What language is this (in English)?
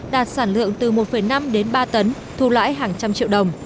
Vietnamese